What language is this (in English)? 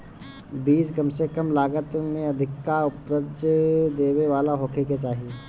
Bhojpuri